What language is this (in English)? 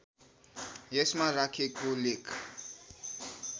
Nepali